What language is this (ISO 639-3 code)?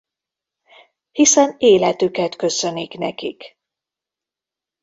hun